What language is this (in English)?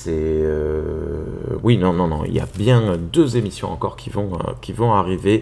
French